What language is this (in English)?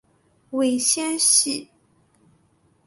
Chinese